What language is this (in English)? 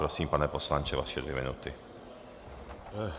Czech